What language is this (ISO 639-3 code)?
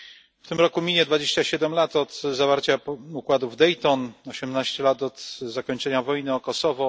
pol